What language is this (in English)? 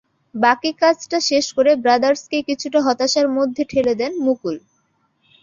Bangla